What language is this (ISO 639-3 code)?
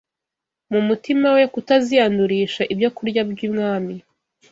kin